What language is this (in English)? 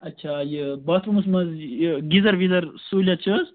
Kashmiri